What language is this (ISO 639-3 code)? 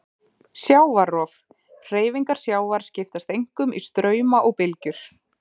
isl